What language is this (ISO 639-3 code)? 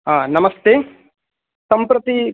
san